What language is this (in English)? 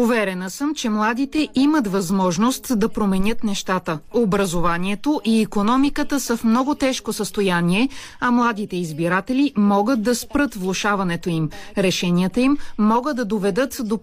Bulgarian